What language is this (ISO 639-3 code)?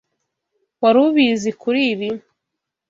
kin